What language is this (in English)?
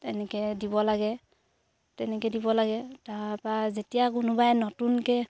Assamese